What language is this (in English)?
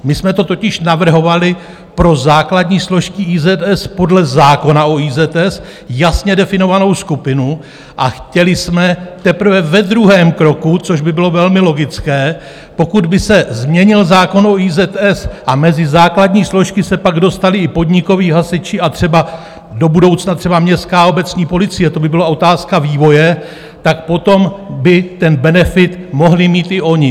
Czech